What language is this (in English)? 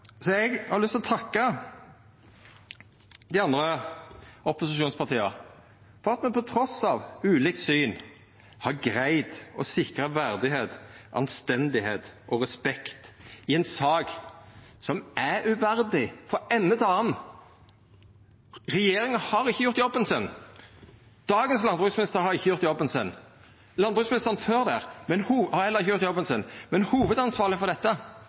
Norwegian Nynorsk